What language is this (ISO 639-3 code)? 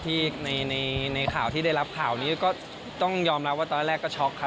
tha